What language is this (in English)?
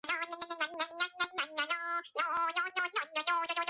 Georgian